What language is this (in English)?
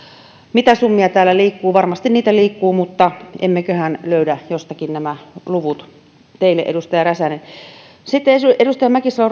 Finnish